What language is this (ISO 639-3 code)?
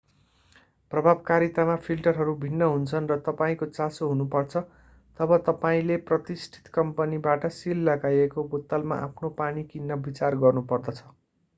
nep